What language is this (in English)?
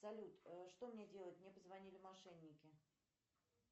Russian